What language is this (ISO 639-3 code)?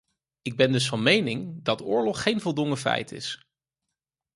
nld